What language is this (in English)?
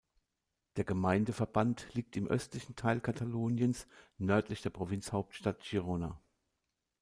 German